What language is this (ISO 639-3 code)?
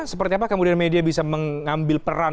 ind